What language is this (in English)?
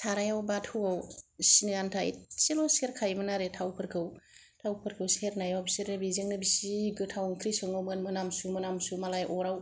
Bodo